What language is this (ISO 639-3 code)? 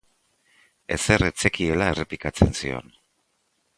eus